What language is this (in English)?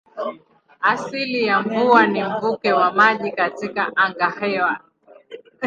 Swahili